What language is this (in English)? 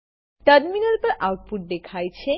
Gujarati